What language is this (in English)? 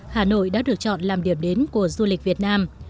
Vietnamese